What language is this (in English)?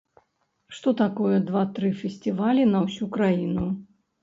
Belarusian